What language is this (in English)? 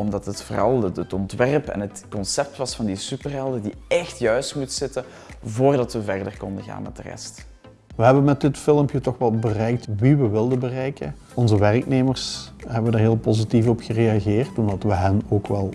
Dutch